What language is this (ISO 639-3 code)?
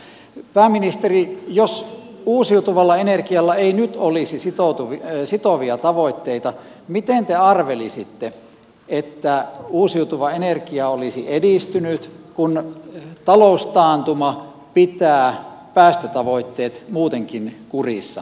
fin